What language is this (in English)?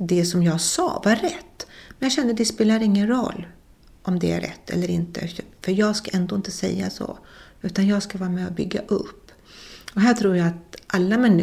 Swedish